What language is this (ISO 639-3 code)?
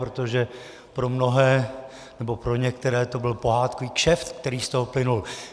ces